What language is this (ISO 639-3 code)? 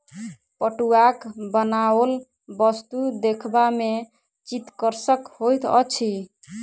mai